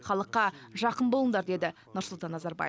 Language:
Kazakh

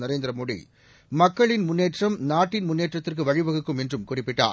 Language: Tamil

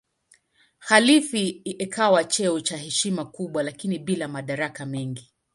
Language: Swahili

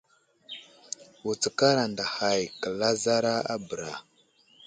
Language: Wuzlam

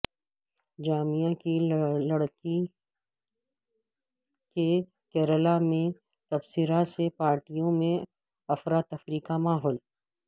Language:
Urdu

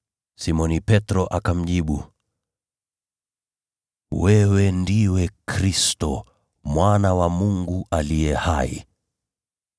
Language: Swahili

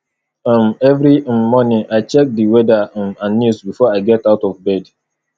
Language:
Nigerian Pidgin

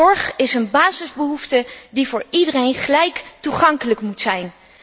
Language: Dutch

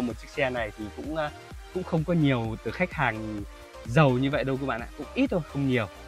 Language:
Vietnamese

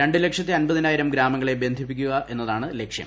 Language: Malayalam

